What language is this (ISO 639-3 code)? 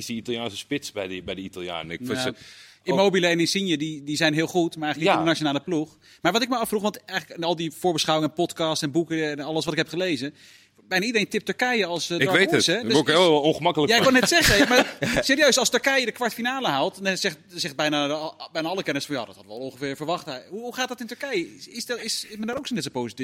nld